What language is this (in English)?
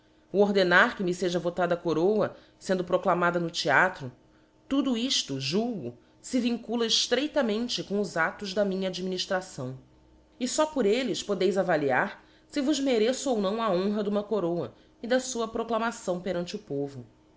Portuguese